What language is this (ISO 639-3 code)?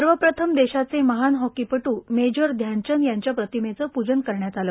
mar